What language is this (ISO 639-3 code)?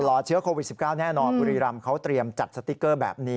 tha